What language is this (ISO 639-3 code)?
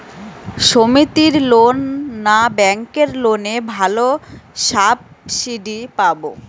ben